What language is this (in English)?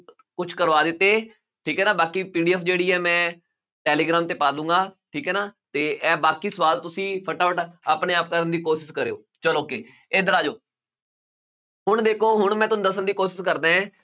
Punjabi